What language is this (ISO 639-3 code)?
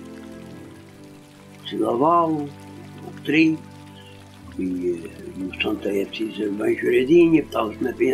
por